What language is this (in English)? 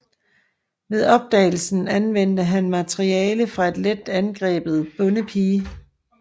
Danish